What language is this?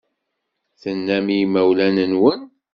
Kabyle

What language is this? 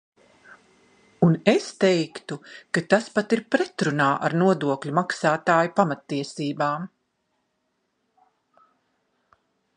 Latvian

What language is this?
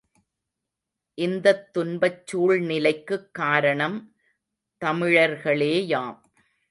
Tamil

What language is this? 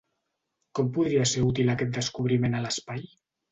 Catalan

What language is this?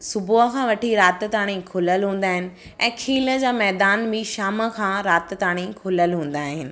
Sindhi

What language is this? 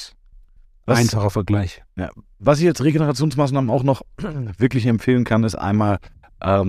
German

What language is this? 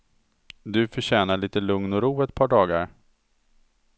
Swedish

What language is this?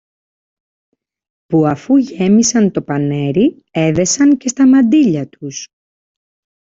Greek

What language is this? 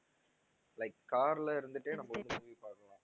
Tamil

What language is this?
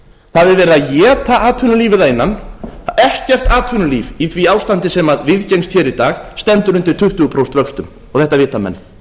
Icelandic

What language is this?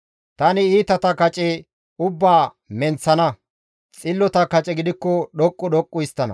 Gamo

